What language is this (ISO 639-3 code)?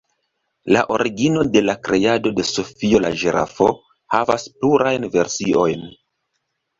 epo